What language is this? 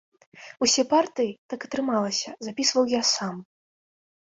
Belarusian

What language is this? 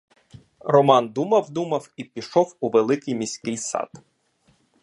Ukrainian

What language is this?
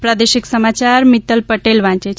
Gujarati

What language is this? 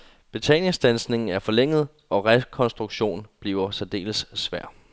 Danish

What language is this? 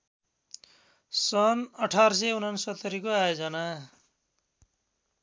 Nepali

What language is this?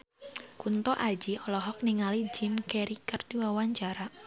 Sundanese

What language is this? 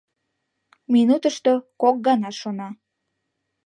Mari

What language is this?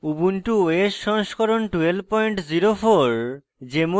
Bangla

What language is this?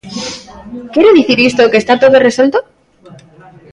Galician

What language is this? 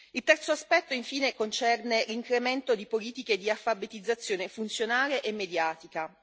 Italian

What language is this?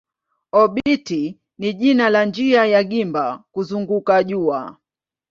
Swahili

